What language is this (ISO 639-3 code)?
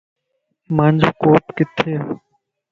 lss